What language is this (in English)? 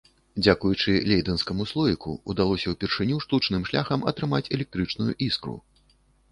Belarusian